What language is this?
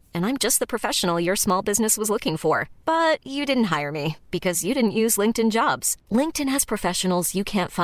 Danish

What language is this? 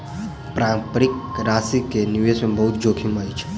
Maithili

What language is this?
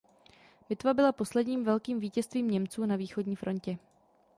Czech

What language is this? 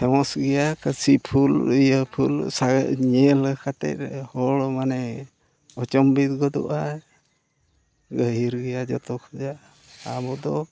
Santali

